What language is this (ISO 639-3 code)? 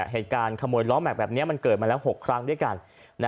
tha